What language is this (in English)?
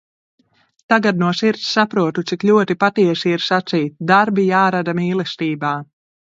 Latvian